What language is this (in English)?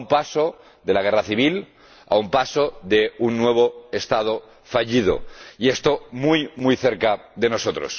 Spanish